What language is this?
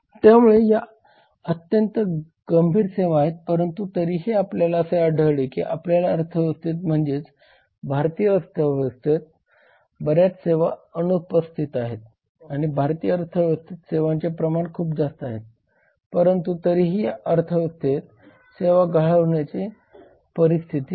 Marathi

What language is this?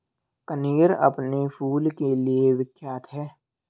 Hindi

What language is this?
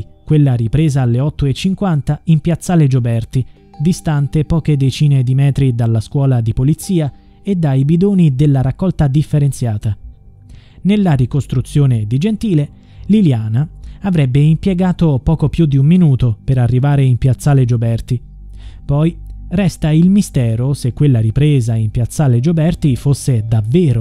Italian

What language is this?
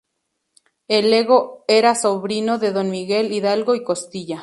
Spanish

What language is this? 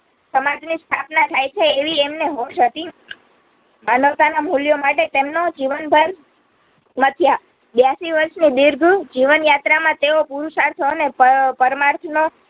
Gujarati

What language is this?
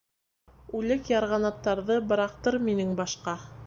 Bashkir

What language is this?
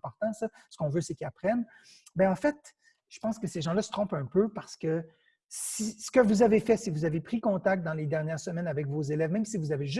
French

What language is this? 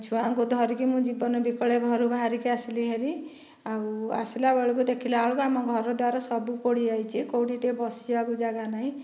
Odia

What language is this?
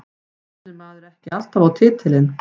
Icelandic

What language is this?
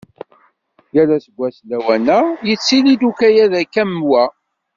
Kabyle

